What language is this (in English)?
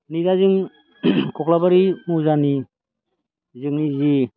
Bodo